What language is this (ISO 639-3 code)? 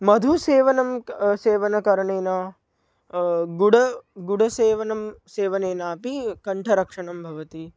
san